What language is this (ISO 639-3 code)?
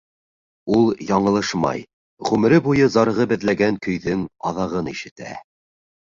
bak